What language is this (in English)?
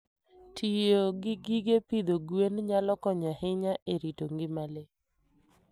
Luo (Kenya and Tanzania)